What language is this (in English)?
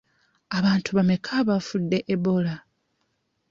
Ganda